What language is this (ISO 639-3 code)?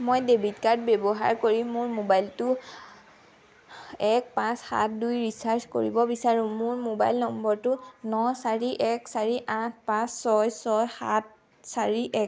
asm